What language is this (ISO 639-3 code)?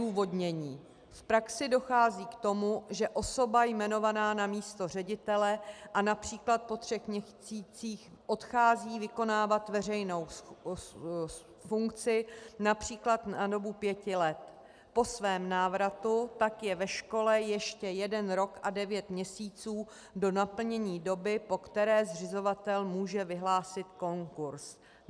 ces